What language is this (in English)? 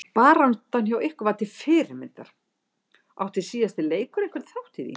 Icelandic